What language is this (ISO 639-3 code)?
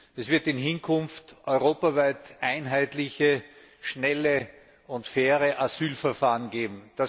deu